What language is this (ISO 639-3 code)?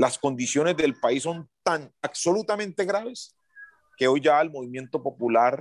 spa